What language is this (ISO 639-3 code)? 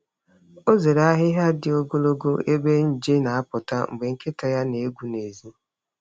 ibo